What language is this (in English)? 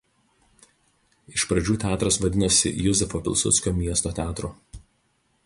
Lithuanian